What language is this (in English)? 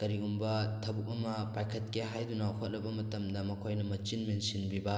Manipuri